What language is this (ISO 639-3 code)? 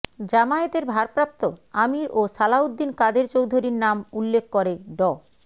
ben